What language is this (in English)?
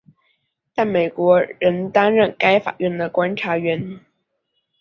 Chinese